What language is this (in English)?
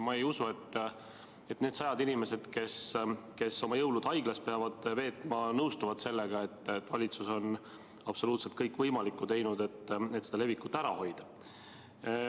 Estonian